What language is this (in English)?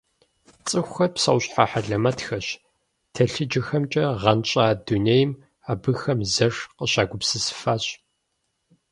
Kabardian